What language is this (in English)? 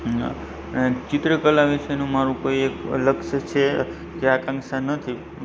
Gujarati